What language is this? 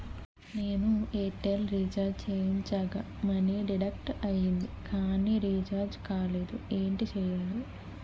Telugu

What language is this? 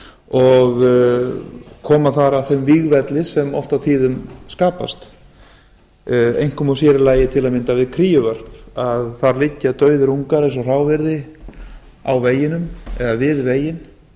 Icelandic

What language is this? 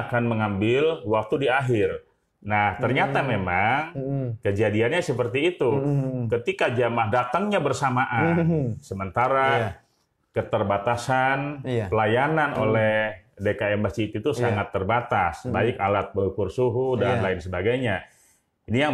Indonesian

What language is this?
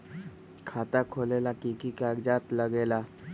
Magahi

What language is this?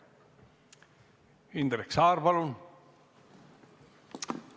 Estonian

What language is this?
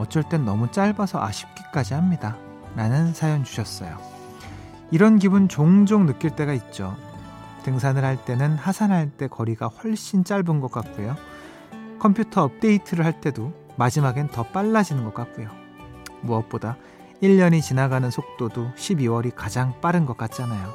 Korean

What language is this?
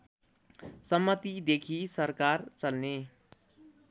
Nepali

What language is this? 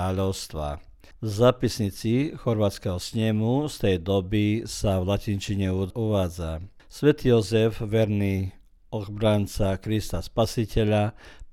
Croatian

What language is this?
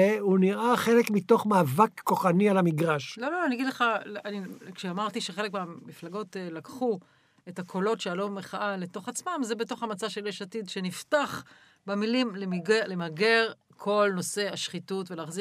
Hebrew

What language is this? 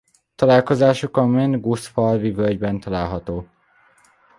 Hungarian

